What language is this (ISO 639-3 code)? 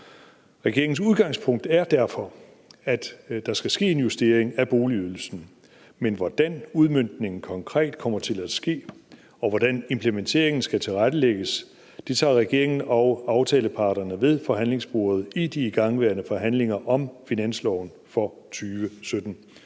dan